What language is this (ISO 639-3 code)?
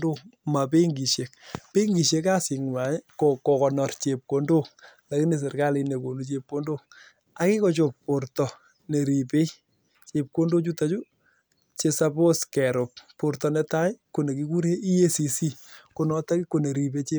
kln